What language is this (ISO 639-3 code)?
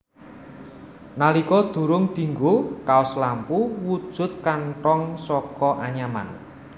jav